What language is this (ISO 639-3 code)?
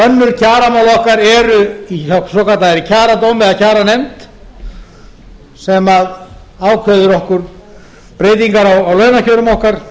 isl